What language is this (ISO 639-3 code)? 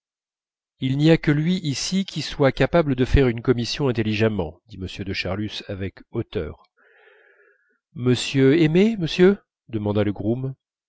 fra